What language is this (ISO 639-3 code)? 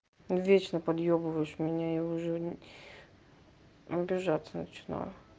rus